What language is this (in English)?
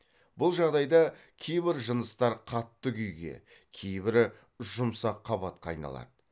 Kazakh